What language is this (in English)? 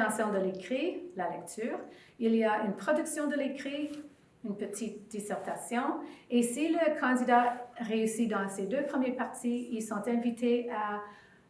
French